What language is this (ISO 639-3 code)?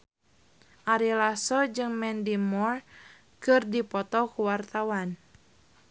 sun